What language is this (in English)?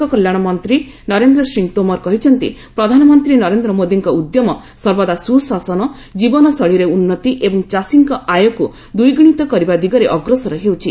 Odia